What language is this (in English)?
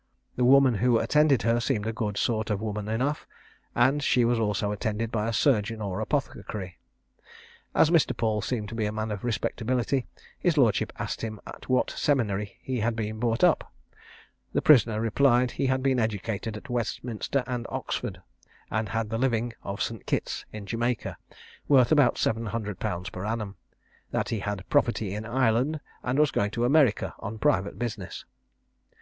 English